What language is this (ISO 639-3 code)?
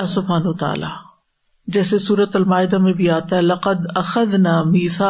urd